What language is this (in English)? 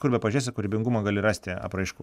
Lithuanian